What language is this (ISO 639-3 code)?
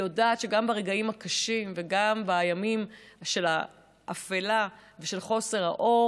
heb